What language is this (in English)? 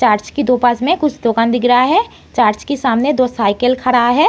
Hindi